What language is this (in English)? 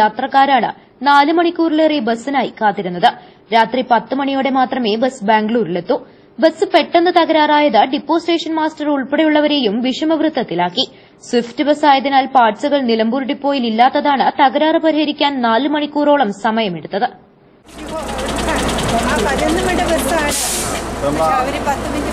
Malayalam